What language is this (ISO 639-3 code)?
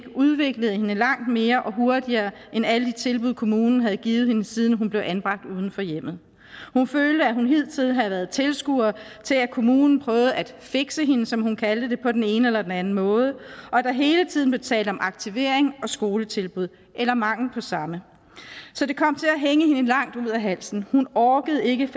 dan